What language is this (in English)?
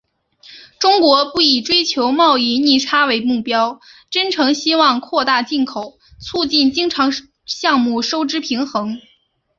Chinese